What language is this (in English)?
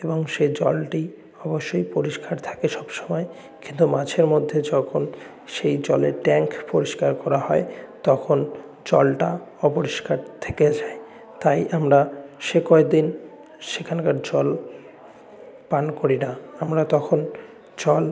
Bangla